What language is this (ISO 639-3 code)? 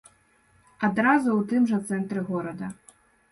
bel